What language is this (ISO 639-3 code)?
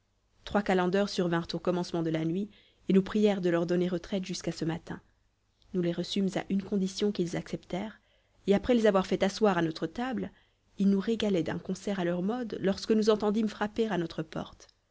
fra